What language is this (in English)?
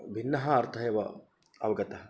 Sanskrit